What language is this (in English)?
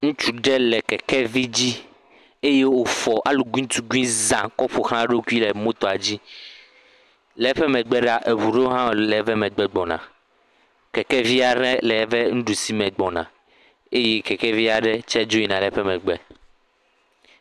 Ewe